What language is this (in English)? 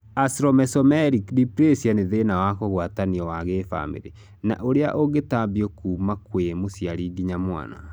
Kikuyu